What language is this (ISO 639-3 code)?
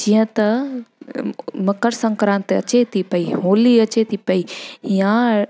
snd